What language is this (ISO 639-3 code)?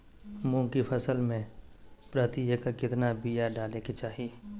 mag